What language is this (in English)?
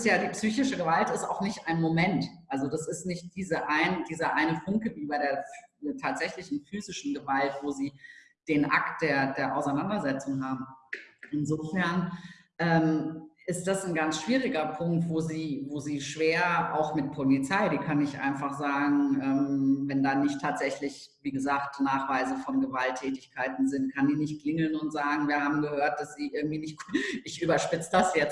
German